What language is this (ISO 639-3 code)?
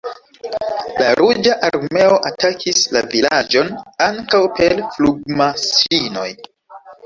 epo